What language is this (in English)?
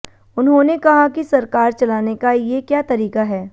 Hindi